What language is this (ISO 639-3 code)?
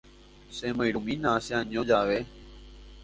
grn